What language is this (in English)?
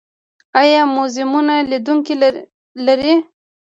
Pashto